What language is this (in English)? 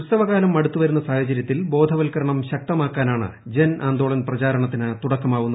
Malayalam